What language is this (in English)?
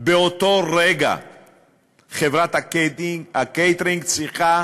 Hebrew